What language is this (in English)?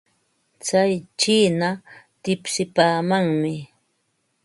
Ambo-Pasco Quechua